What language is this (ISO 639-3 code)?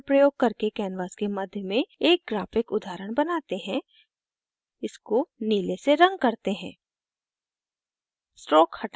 hin